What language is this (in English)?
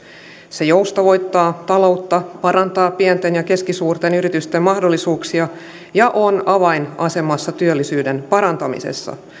Finnish